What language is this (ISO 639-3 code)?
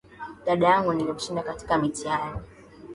swa